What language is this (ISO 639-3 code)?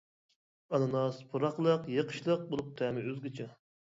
uig